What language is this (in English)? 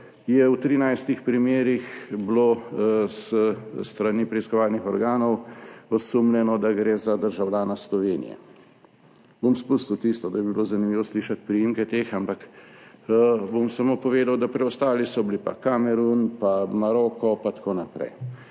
Slovenian